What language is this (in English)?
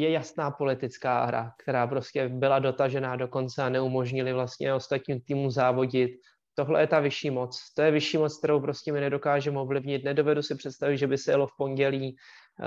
Czech